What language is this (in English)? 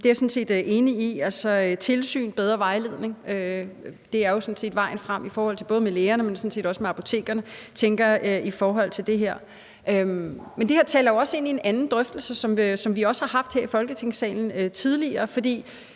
Danish